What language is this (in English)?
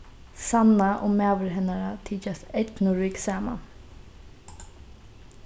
Faroese